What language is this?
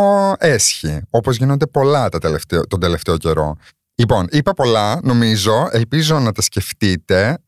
Greek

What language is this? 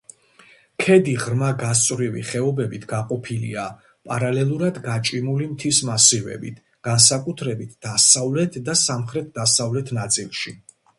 Georgian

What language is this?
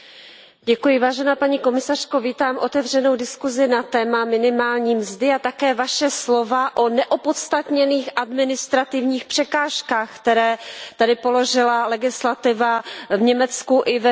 Czech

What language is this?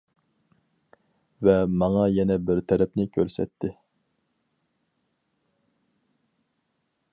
Uyghur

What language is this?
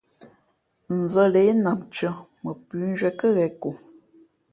Fe'fe'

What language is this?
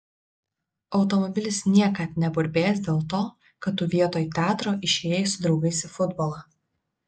Lithuanian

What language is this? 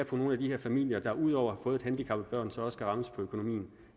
Danish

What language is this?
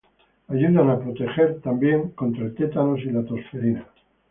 Spanish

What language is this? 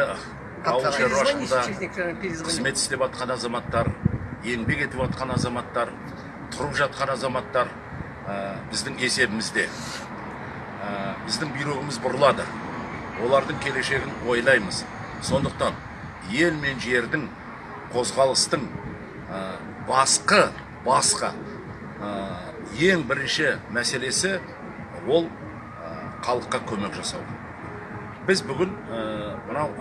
Kazakh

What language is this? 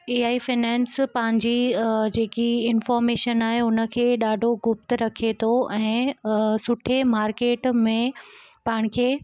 Sindhi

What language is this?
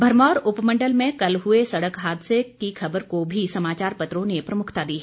Hindi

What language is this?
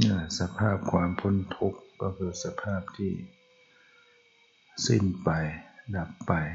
Thai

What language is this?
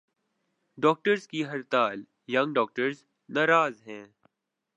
Urdu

